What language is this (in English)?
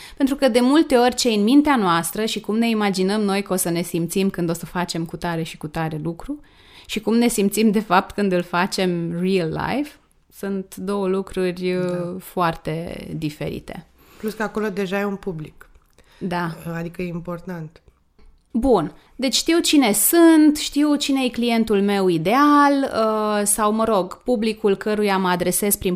Romanian